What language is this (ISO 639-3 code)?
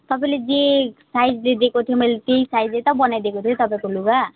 nep